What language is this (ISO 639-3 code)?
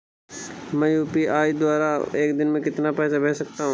hin